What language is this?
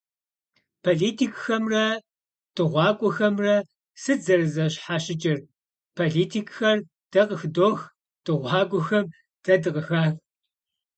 Kabardian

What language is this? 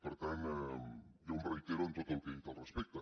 Catalan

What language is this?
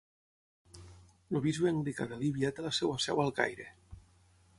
Catalan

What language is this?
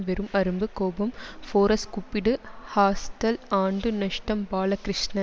Tamil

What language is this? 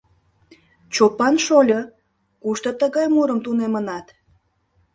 Mari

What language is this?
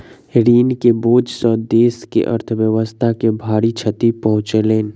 Maithili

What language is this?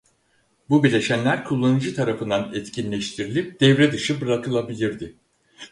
Turkish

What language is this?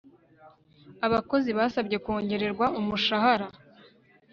Kinyarwanda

